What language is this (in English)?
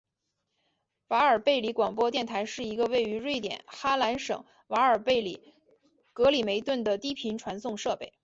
Chinese